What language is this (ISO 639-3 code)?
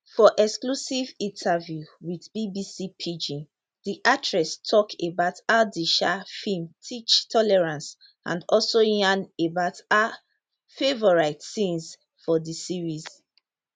pcm